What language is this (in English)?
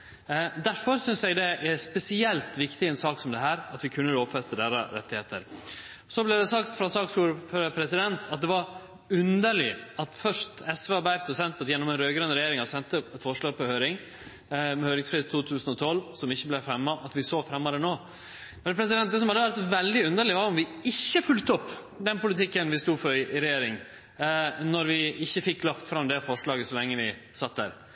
Norwegian Nynorsk